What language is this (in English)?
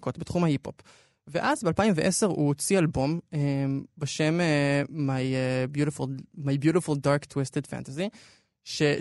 Hebrew